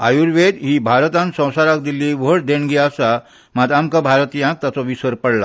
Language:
Konkani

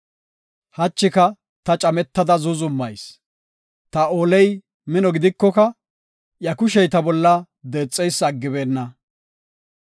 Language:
Gofa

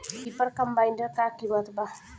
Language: Bhojpuri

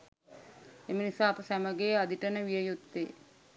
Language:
Sinhala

